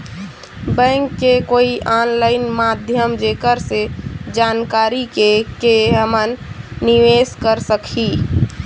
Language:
Chhattisgarhi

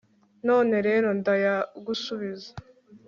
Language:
Kinyarwanda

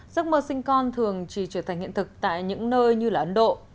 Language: Vietnamese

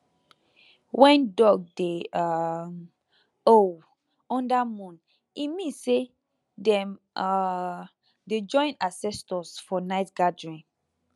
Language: Nigerian Pidgin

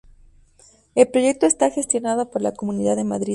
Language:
Spanish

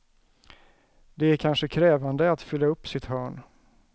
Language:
Swedish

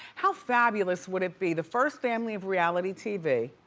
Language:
English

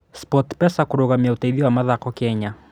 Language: Kikuyu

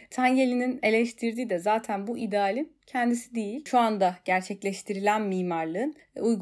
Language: Turkish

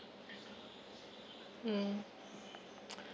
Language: English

